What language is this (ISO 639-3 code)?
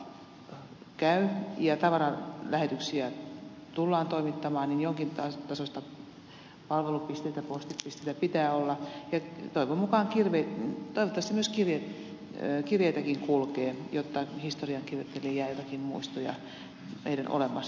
fin